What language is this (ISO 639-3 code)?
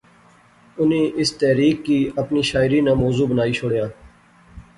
phr